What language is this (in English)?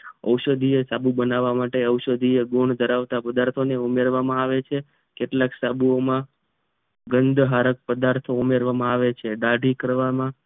Gujarati